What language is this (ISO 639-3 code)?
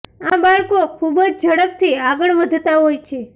guj